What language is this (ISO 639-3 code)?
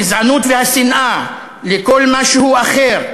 heb